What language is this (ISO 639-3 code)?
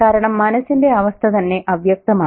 mal